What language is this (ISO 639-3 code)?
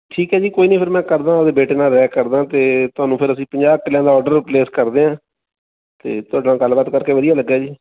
pan